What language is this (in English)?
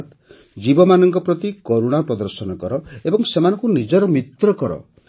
Odia